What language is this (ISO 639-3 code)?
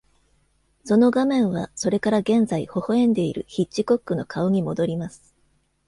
jpn